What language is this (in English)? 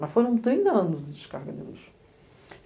Portuguese